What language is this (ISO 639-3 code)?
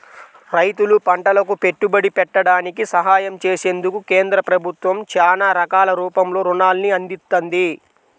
tel